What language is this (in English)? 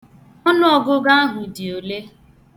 Igbo